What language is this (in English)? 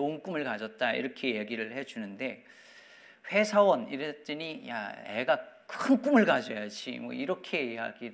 Korean